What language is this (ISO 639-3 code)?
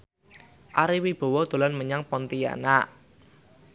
jav